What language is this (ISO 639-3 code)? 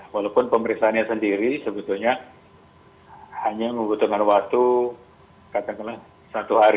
ind